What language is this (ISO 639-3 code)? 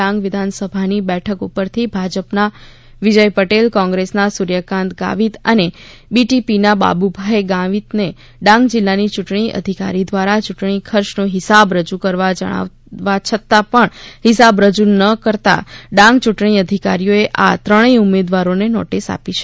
guj